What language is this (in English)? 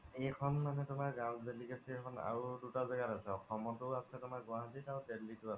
Assamese